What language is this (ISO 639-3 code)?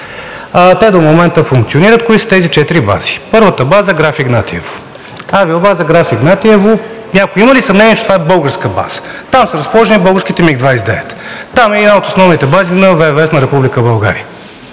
bul